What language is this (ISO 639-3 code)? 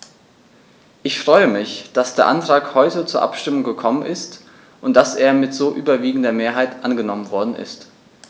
deu